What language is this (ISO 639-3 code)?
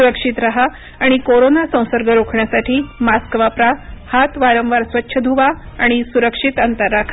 mar